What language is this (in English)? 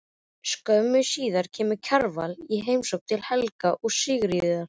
Icelandic